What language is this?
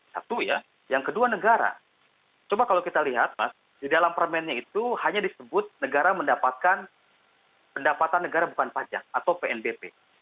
Indonesian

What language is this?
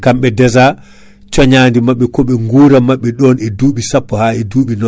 Fula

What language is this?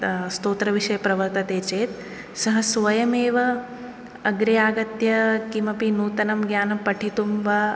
Sanskrit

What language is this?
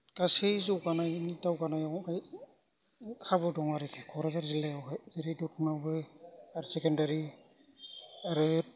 Bodo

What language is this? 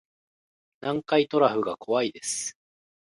Japanese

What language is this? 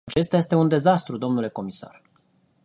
Romanian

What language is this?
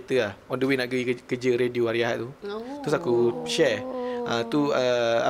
Malay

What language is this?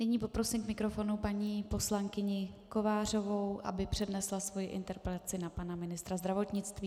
Czech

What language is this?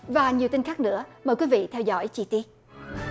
Vietnamese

